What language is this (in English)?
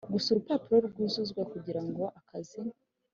Kinyarwanda